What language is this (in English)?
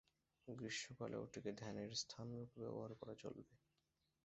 Bangla